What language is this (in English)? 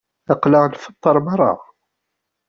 Kabyle